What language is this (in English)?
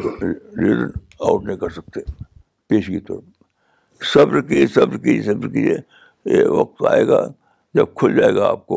Urdu